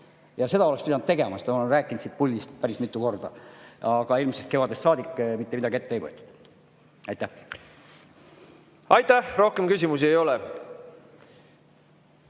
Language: Estonian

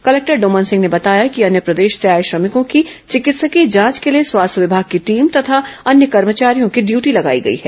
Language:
Hindi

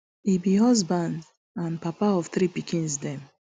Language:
Nigerian Pidgin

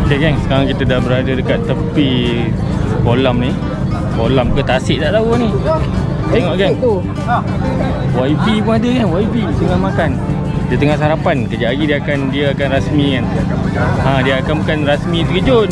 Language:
Malay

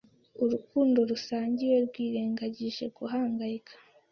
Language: Kinyarwanda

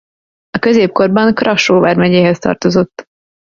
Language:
Hungarian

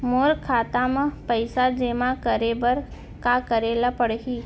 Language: Chhattisgarhi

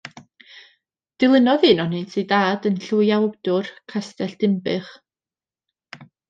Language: Welsh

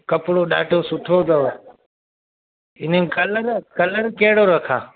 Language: Sindhi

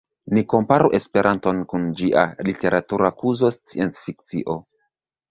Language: Esperanto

